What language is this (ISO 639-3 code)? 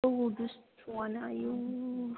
brx